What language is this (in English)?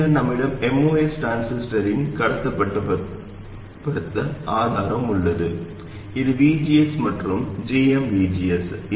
Tamil